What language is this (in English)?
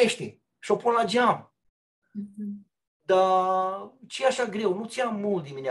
Romanian